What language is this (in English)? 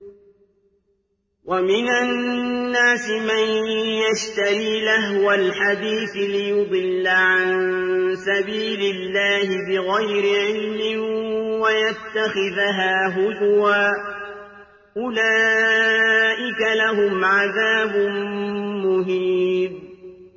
Arabic